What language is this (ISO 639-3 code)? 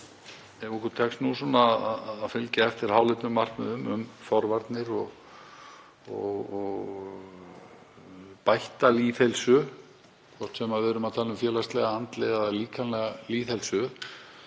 isl